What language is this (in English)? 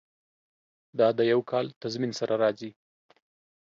Pashto